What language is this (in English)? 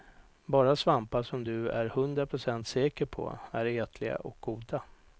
Swedish